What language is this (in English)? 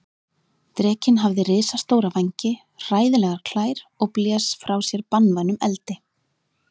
Icelandic